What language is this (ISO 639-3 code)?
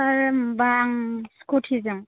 brx